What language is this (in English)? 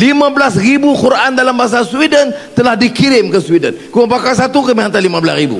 Malay